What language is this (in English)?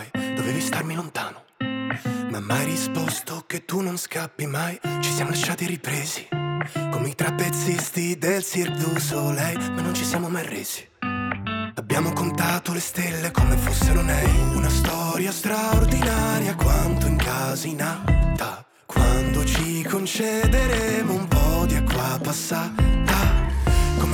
Italian